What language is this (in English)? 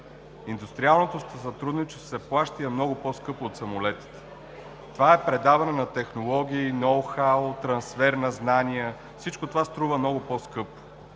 Bulgarian